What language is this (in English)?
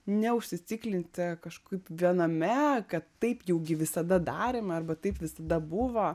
Lithuanian